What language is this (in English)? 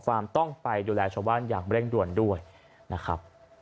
Thai